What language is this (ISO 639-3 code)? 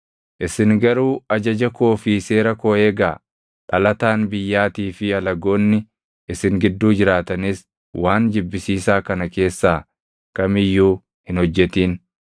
orm